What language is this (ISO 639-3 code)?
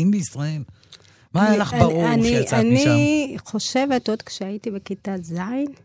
heb